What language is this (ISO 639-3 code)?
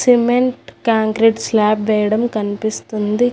tel